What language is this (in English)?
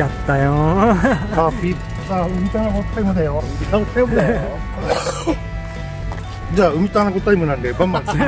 Japanese